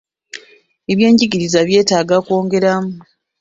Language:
Ganda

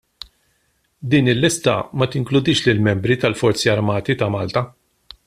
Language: Maltese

